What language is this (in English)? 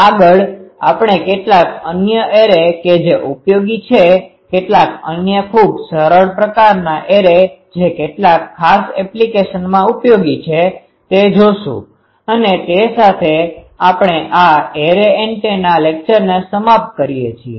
Gujarati